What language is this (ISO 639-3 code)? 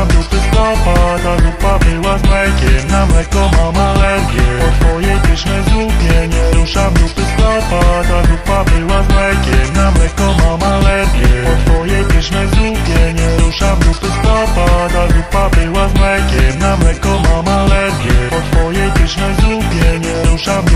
pol